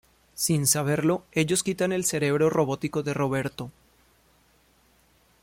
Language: Spanish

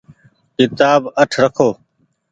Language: Goaria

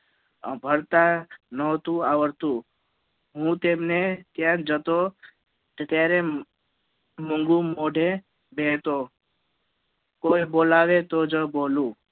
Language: Gujarati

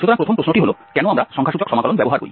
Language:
Bangla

